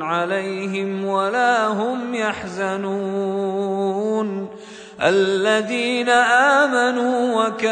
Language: Arabic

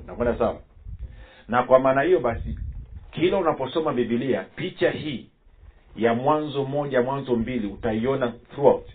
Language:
Swahili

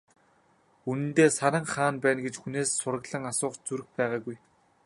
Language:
Mongolian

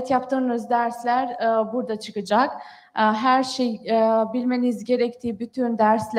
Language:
Turkish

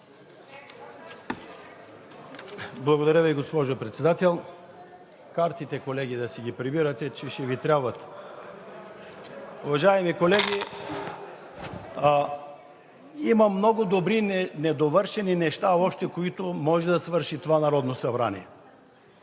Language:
Bulgarian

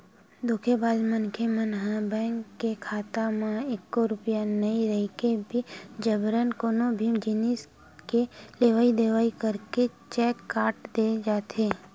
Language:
Chhattisgarhi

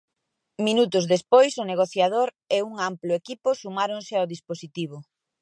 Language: Galician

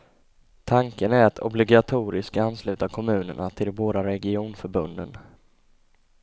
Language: Swedish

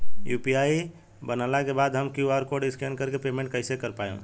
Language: Bhojpuri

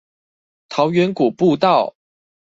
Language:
Chinese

